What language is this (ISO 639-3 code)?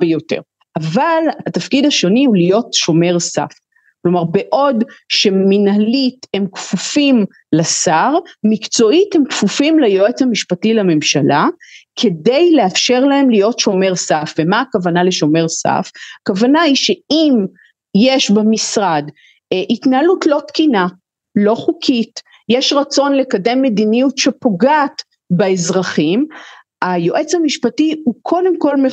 heb